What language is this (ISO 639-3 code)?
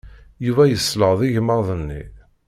kab